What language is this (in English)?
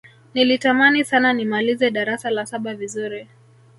Swahili